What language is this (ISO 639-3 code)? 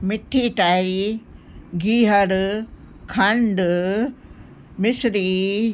snd